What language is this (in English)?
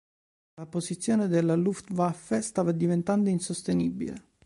Italian